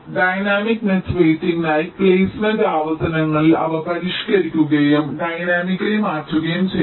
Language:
Malayalam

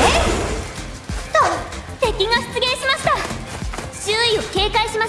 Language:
Japanese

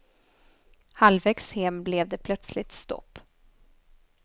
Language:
Swedish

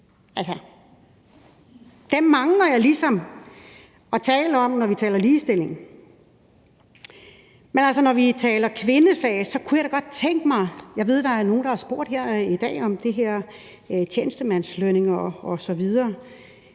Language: Danish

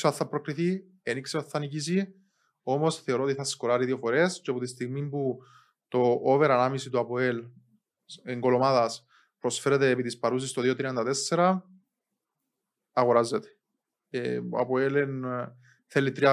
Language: Greek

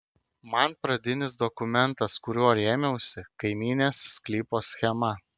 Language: Lithuanian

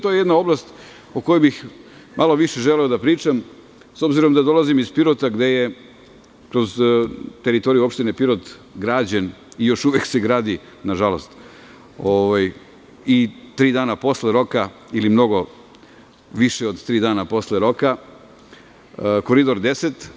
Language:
Serbian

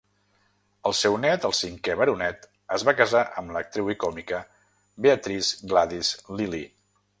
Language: Catalan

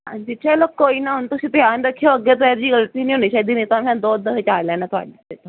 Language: Punjabi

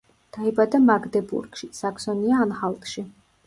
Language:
Georgian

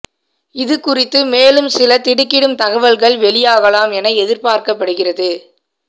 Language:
Tamil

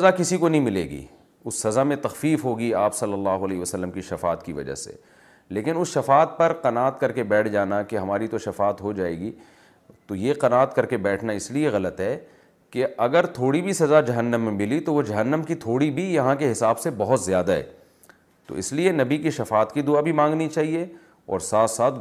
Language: Urdu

